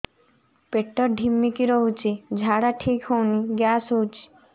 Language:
Odia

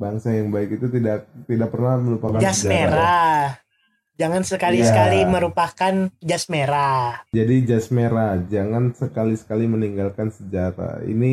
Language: Indonesian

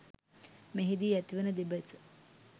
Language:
Sinhala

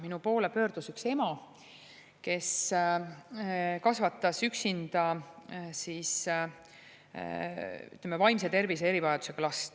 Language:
Estonian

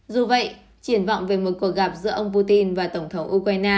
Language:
Vietnamese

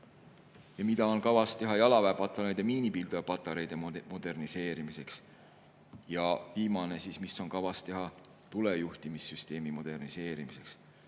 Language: Estonian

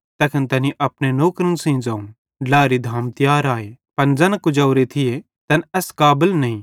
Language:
Bhadrawahi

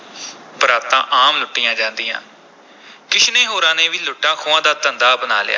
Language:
Punjabi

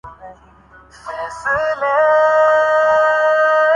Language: Urdu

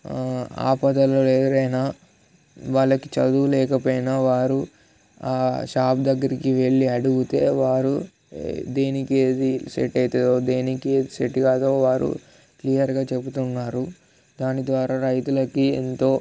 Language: Telugu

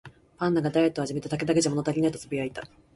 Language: Japanese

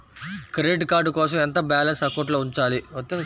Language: Telugu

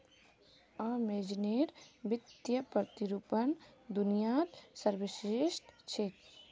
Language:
Magahi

